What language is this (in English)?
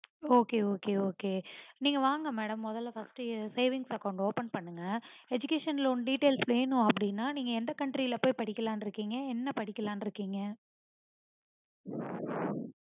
Tamil